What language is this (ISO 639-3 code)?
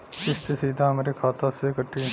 bho